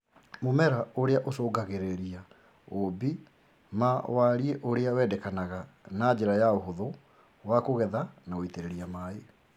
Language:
Kikuyu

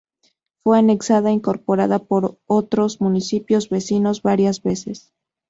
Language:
Spanish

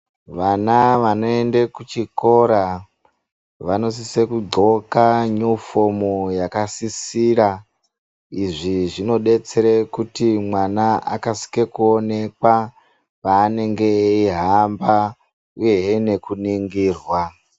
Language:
Ndau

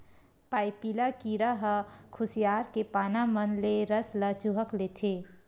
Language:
Chhattisgarhi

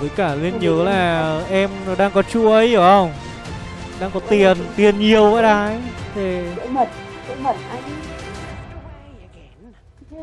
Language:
Vietnamese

